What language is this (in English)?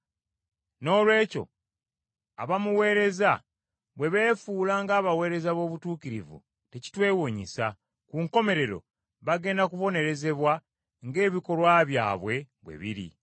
Ganda